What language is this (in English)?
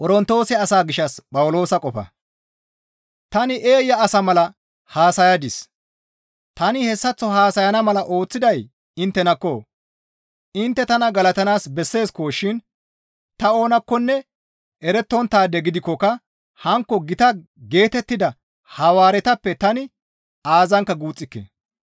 Gamo